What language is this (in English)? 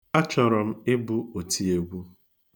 Igbo